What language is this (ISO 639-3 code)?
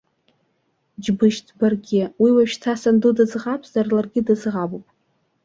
abk